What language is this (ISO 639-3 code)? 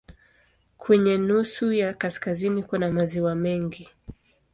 swa